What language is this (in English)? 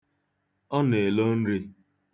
Igbo